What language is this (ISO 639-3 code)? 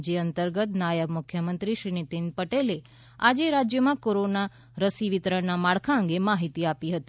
guj